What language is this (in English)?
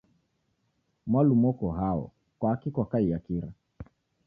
Taita